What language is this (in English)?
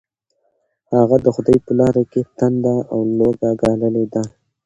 Pashto